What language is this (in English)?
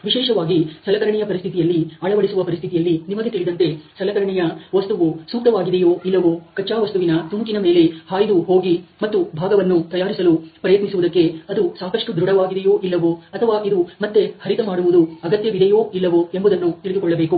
Kannada